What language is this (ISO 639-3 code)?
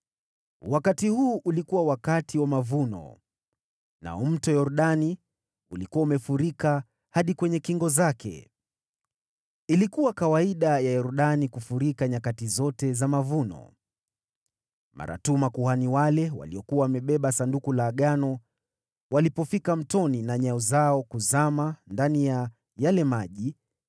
swa